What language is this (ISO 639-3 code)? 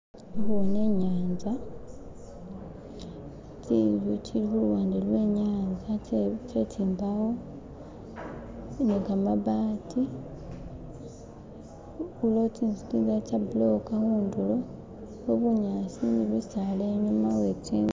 myx